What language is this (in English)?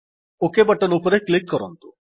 Odia